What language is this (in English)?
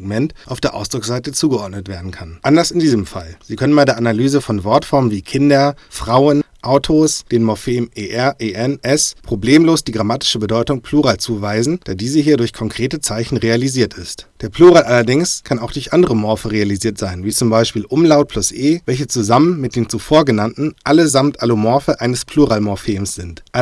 German